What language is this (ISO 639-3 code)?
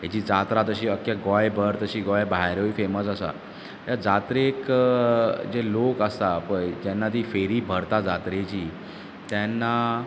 kok